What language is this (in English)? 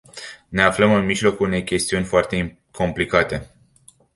Romanian